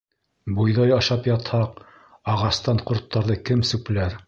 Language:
Bashkir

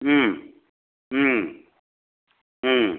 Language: Bodo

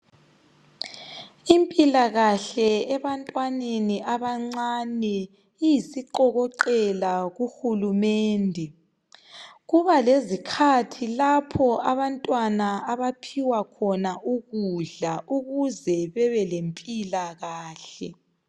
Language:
North Ndebele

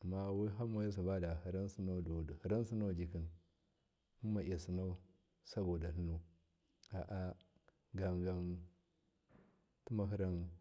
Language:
Miya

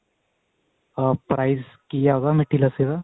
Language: Punjabi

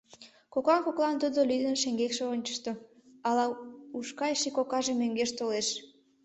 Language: Mari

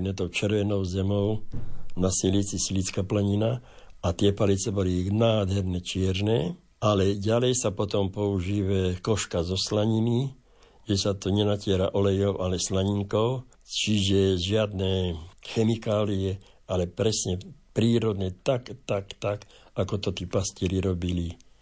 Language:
Slovak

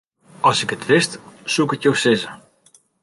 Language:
Western Frisian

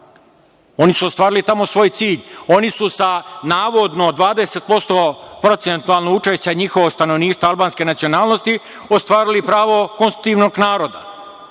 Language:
Serbian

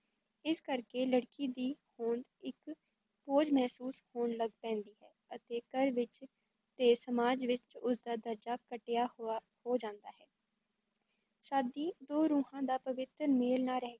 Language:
Punjabi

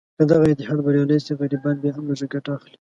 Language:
Pashto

